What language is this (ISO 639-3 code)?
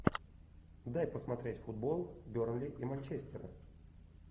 rus